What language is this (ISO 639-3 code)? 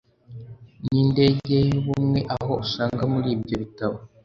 kin